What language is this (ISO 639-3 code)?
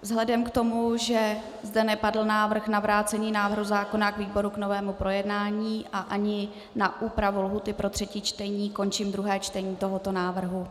ces